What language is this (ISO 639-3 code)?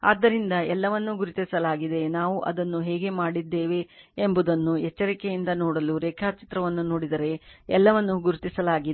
kan